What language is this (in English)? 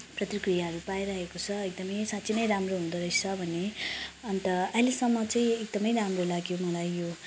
Nepali